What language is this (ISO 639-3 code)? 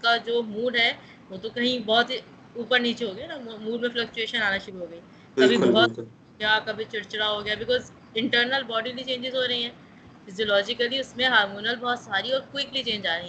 urd